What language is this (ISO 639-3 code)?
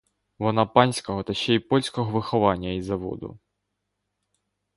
ukr